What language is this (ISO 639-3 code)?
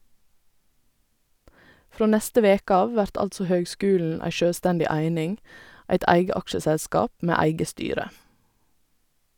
nor